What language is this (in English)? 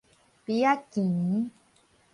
Min Nan Chinese